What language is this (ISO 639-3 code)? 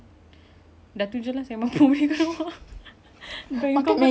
eng